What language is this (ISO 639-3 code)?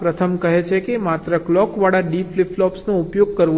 guj